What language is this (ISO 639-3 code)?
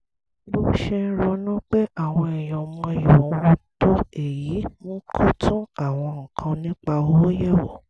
yor